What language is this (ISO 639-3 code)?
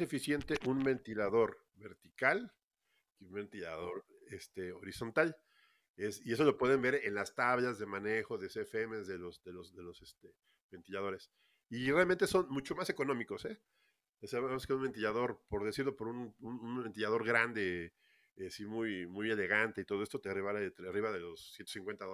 spa